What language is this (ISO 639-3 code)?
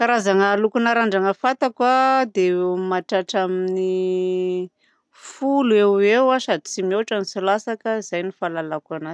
bzc